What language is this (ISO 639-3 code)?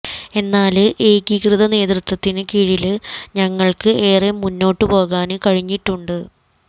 mal